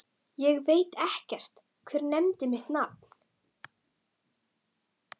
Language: Icelandic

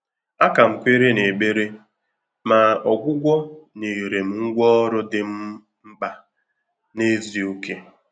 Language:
Igbo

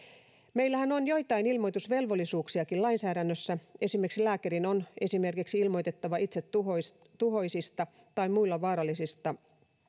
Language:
Finnish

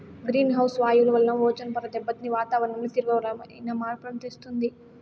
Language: Telugu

